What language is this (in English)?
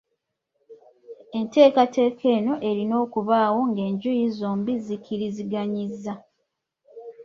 Ganda